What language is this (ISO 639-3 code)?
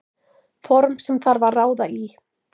isl